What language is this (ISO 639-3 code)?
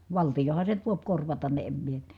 fin